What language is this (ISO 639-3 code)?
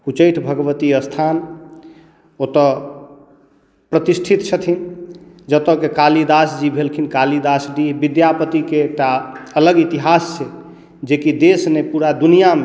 mai